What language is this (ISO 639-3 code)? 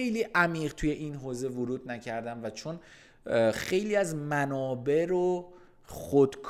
fas